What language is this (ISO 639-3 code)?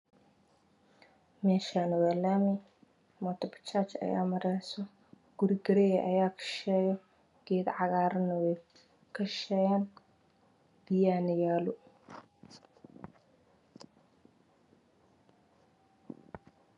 som